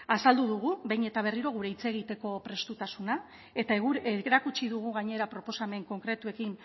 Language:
Basque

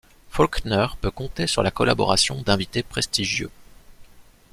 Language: French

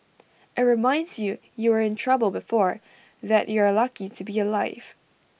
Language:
English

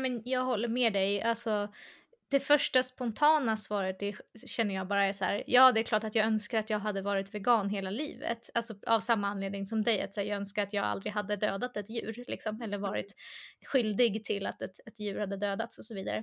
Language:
Swedish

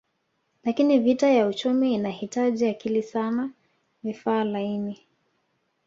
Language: Swahili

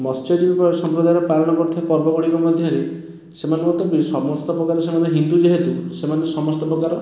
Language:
Odia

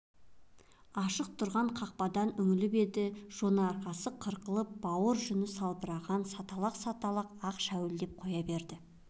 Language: Kazakh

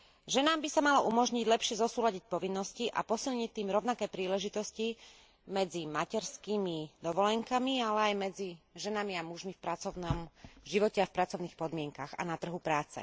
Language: Slovak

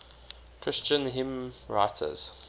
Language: English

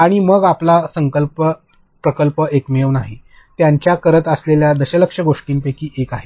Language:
Marathi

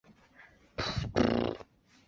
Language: Chinese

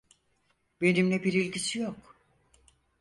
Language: Turkish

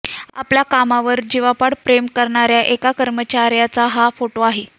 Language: Marathi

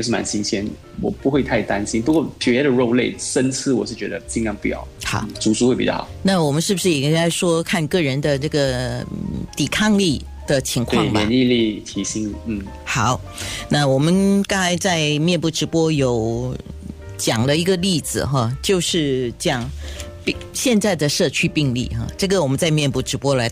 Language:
Chinese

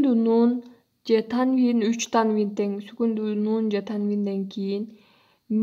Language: Turkish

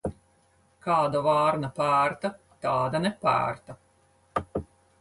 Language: Latvian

